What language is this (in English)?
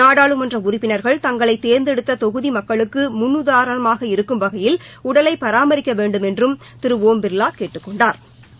Tamil